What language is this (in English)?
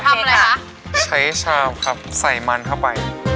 Thai